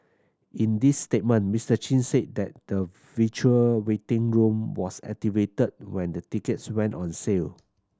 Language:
English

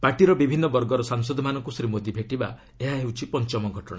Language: Odia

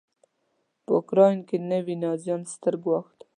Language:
Pashto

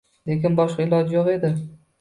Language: Uzbek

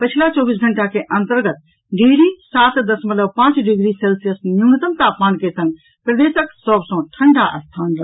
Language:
Maithili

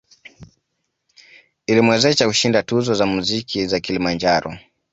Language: Swahili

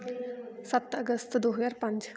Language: Punjabi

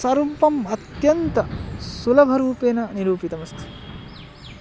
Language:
Sanskrit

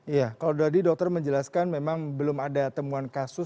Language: Indonesian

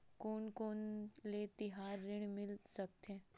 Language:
Chhattisgarhi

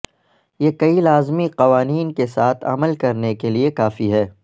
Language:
Urdu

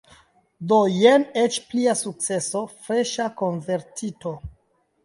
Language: Esperanto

